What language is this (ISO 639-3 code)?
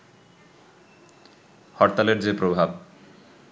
ben